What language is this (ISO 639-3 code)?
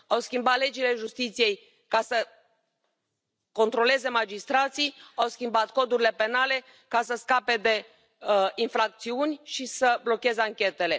ron